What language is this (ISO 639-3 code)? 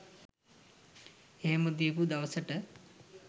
sin